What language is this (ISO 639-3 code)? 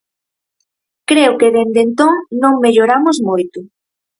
glg